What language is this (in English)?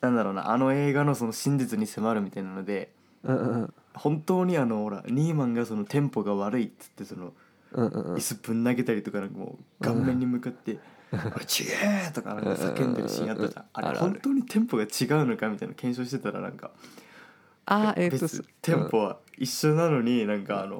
Japanese